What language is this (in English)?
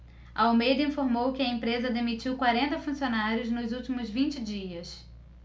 Portuguese